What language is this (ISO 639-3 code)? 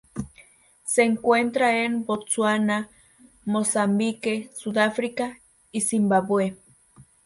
spa